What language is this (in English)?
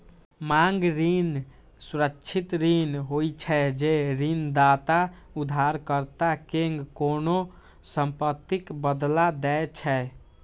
Maithili